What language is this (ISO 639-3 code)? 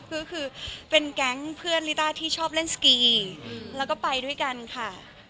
tha